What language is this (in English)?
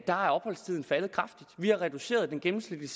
Danish